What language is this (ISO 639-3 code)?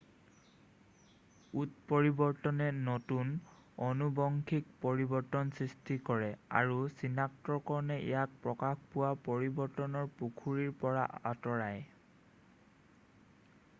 asm